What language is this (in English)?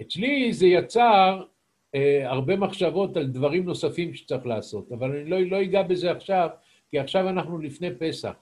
Hebrew